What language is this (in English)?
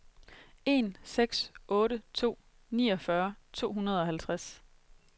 Danish